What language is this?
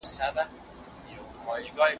Pashto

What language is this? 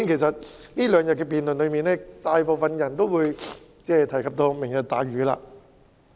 Cantonese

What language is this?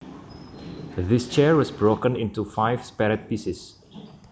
Javanese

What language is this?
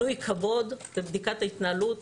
Hebrew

